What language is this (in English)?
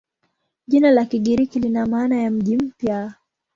Swahili